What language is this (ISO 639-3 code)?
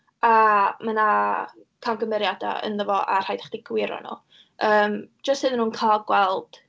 cym